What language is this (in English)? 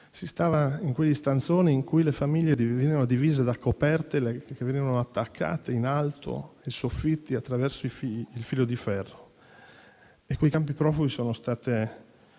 Italian